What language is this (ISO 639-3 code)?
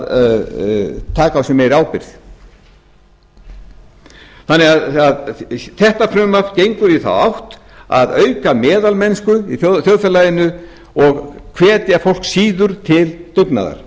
isl